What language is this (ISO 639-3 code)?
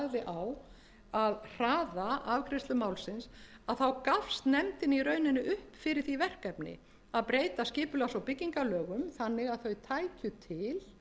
isl